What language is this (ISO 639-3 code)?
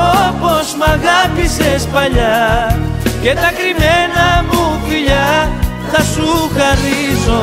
ell